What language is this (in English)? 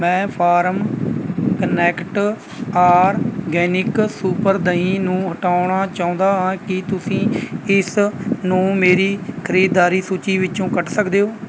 Punjabi